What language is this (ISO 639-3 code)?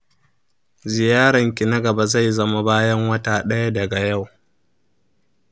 hau